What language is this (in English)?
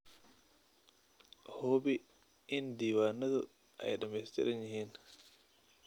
Somali